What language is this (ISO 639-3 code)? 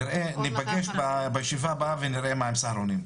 heb